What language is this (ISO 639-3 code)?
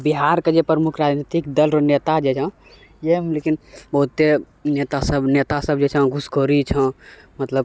mai